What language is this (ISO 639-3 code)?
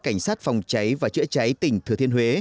vie